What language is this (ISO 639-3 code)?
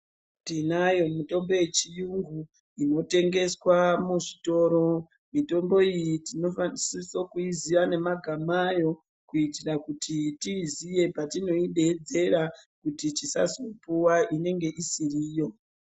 ndc